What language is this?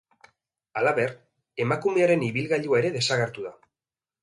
Basque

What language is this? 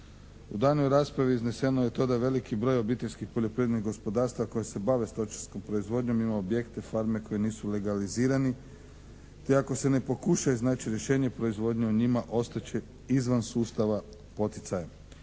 Croatian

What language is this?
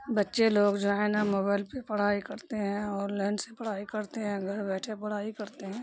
Urdu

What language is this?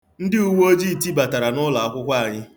Igbo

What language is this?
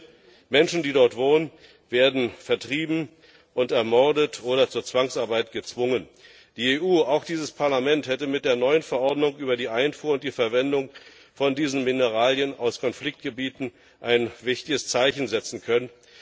German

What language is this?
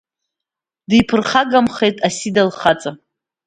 Abkhazian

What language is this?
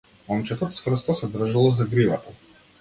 Macedonian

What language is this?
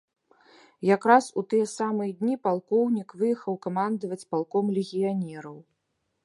Belarusian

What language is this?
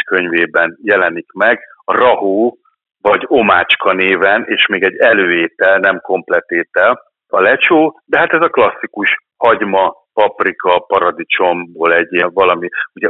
Hungarian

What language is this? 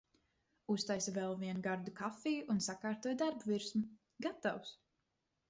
Latvian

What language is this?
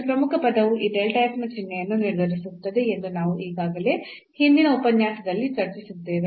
Kannada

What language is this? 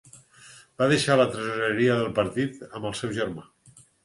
Catalan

